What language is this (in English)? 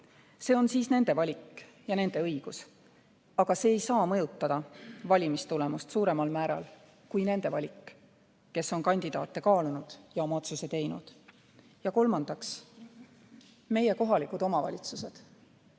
Estonian